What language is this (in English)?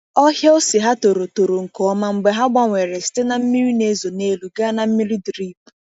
Igbo